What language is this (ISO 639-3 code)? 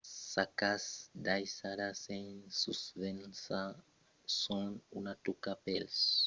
oci